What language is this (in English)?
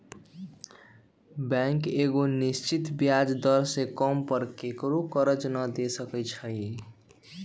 Magahi